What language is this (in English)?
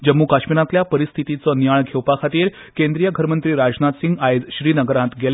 Konkani